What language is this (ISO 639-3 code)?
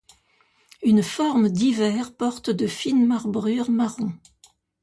fra